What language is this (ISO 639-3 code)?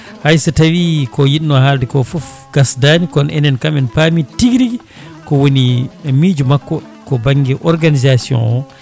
ful